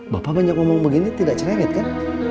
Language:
Indonesian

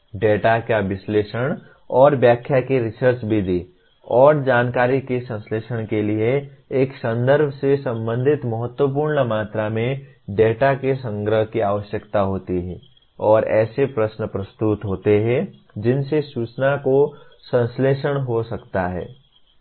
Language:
Hindi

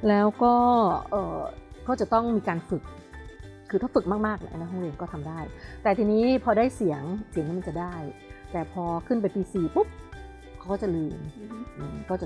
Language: Thai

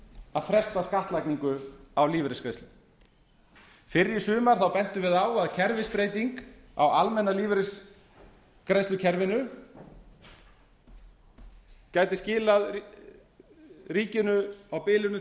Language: Icelandic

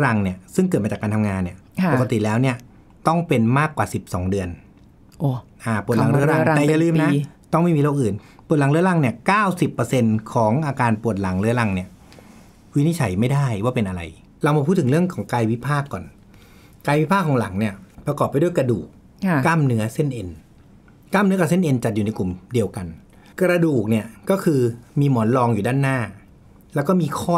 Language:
Thai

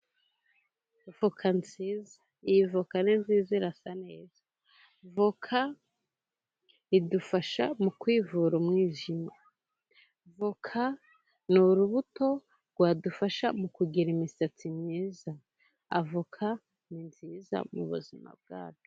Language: Kinyarwanda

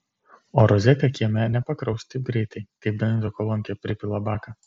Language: Lithuanian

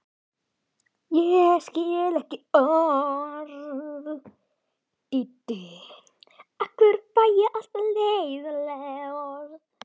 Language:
Icelandic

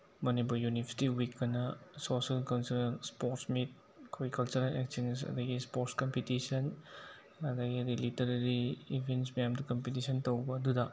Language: Manipuri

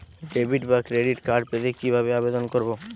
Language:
Bangla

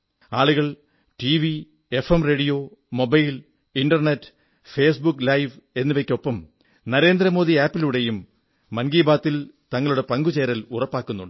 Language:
Malayalam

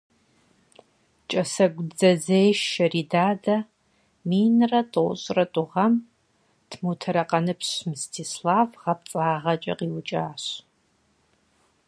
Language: Kabardian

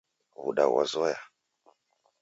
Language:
Taita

